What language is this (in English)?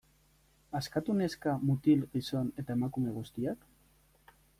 Basque